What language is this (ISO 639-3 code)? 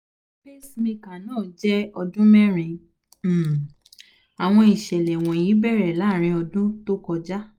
yor